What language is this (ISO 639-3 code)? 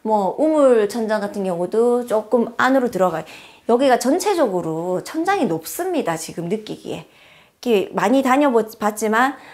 kor